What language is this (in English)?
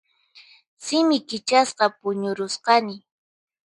Puno Quechua